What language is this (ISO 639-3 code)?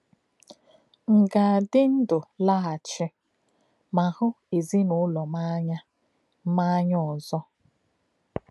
ibo